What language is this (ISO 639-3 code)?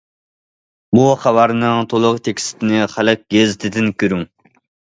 uig